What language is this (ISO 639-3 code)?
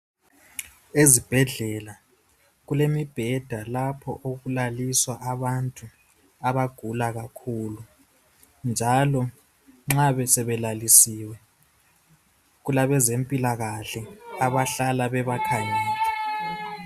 nde